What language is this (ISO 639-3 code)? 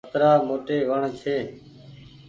gig